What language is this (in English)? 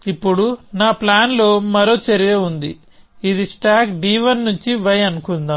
Telugu